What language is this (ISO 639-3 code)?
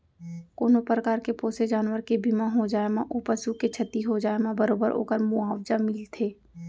hne